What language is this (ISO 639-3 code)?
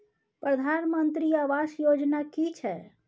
mai